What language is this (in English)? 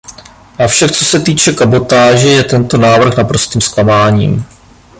Czech